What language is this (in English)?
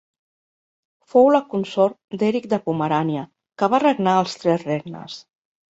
Catalan